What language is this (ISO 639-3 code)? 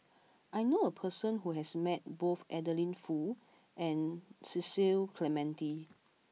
eng